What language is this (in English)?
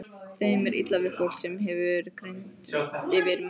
Icelandic